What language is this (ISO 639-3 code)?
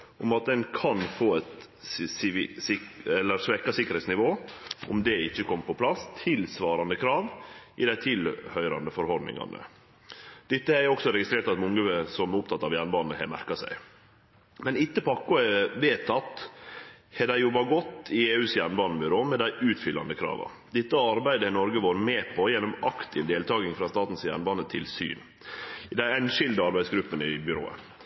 nno